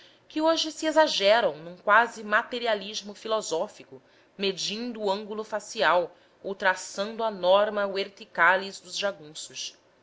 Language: Portuguese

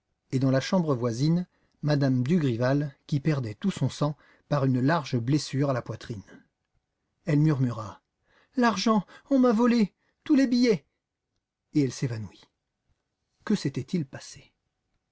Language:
French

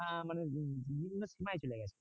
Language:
Bangla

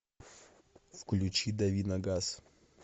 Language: Russian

